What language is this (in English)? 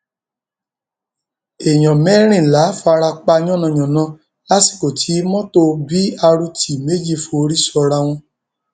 Yoruba